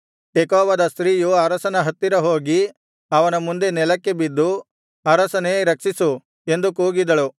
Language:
Kannada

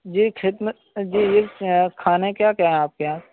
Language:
Urdu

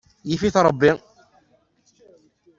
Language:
Kabyle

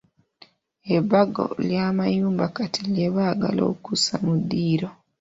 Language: Ganda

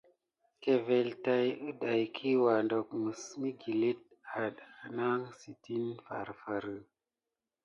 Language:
Gidar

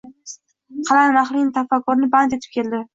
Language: Uzbek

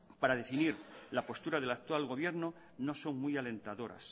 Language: Spanish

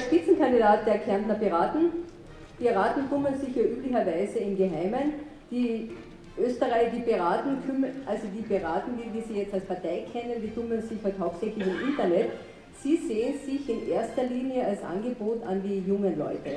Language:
German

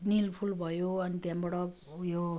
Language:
Nepali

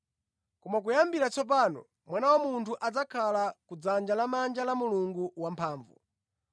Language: Nyanja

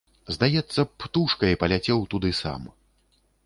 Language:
Belarusian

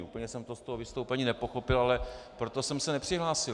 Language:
Czech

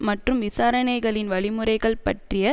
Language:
Tamil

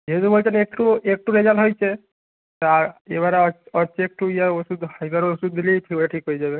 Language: Bangla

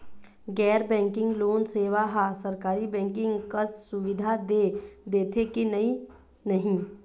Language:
Chhattisgarhi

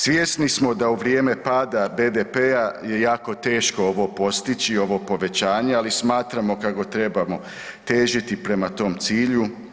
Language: Croatian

